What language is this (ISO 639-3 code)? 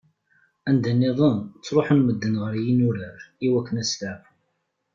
kab